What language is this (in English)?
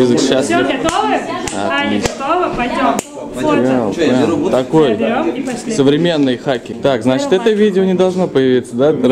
Russian